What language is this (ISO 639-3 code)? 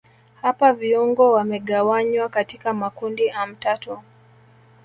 swa